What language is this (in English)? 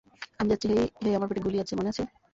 Bangla